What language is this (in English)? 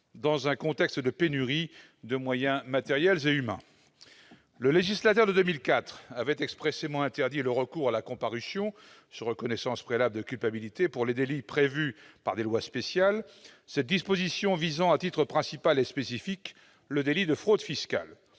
French